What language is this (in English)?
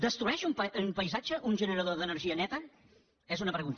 Catalan